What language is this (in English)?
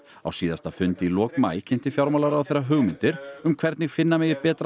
Icelandic